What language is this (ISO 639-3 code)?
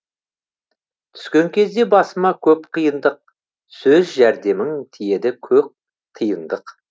kaz